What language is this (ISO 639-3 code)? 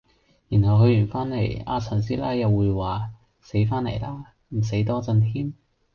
yue